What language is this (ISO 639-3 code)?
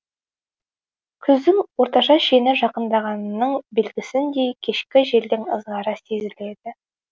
kaz